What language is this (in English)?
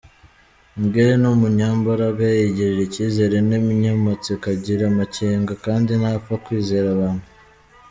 Kinyarwanda